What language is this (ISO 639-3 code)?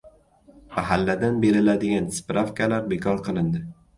uzb